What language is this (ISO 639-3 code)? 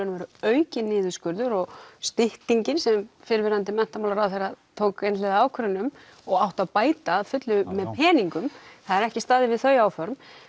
isl